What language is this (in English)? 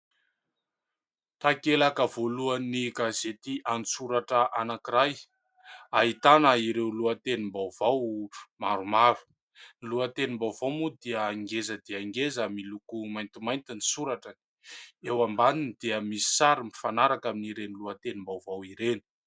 Malagasy